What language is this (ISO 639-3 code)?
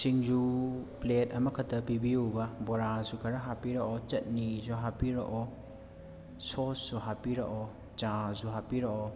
mni